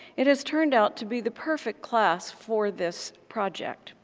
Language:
English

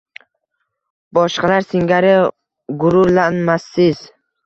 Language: Uzbek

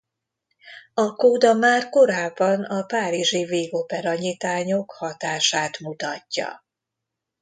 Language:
Hungarian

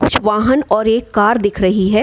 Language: Hindi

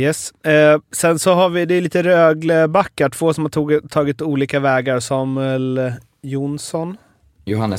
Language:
Swedish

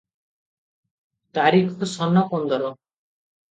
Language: Odia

